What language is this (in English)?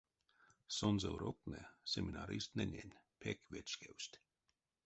Erzya